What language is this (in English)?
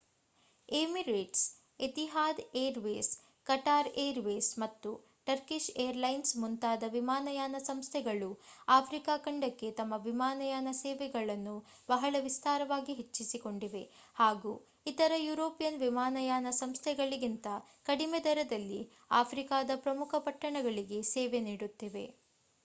Kannada